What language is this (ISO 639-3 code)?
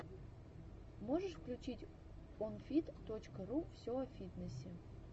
rus